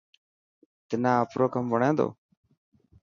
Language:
Dhatki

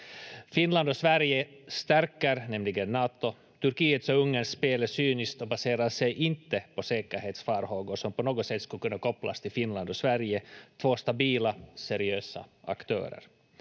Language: Finnish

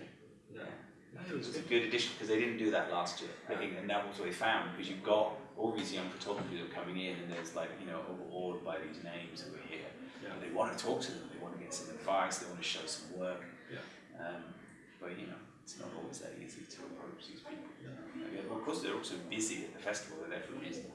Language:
English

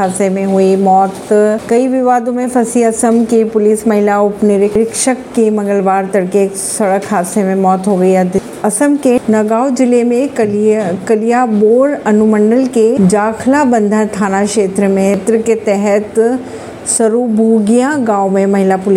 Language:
Hindi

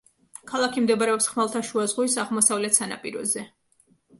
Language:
Georgian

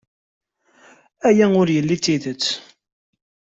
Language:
Kabyle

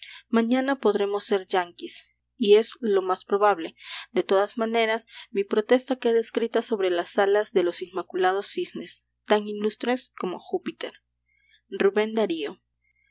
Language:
Spanish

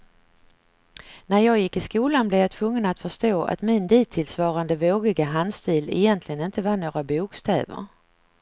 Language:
Swedish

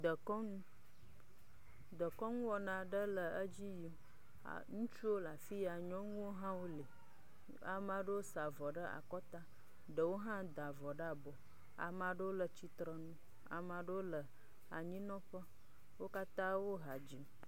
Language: Ewe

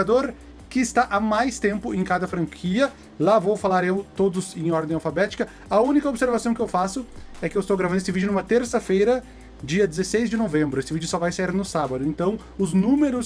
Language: Portuguese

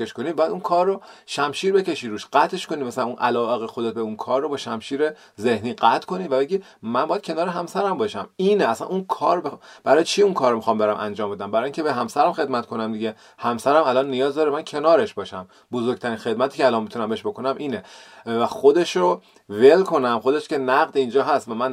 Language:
Persian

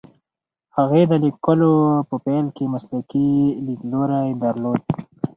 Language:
Pashto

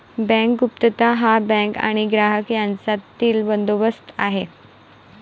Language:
Marathi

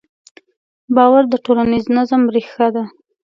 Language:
Pashto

